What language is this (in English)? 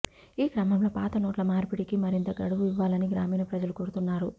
Telugu